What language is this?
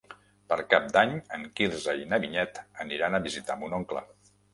Catalan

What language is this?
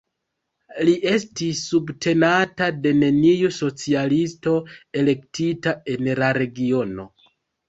Esperanto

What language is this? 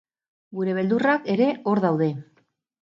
Basque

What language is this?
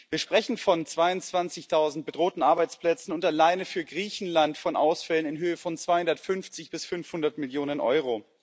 German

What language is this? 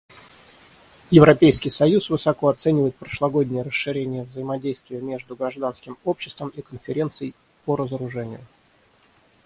Russian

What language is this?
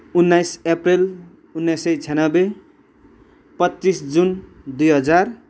Nepali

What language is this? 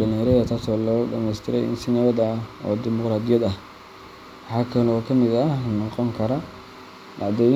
Somali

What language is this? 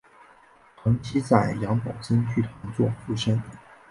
Chinese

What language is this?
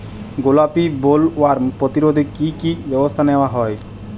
Bangla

